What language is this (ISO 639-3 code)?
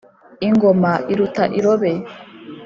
kin